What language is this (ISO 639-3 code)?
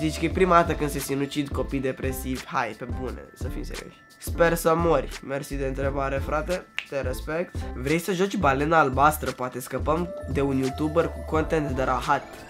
ron